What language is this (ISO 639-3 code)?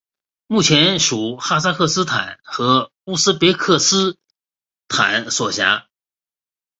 zho